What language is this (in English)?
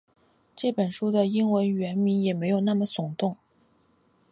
Chinese